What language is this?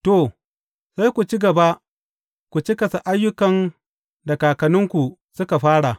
Hausa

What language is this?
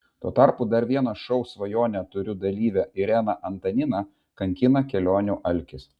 Lithuanian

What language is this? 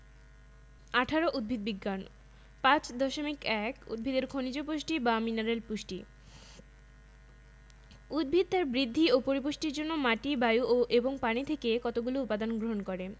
Bangla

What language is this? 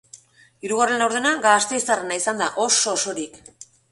Basque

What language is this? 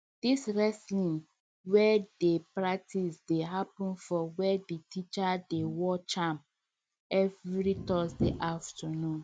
Nigerian Pidgin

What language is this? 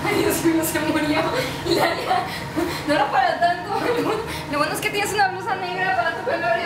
Spanish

